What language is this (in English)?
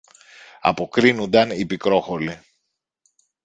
Greek